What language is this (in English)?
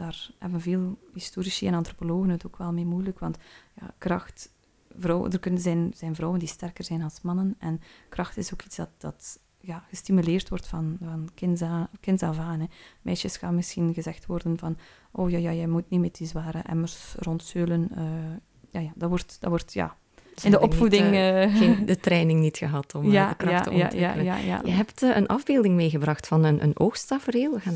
Dutch